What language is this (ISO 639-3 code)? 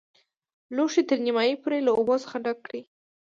pus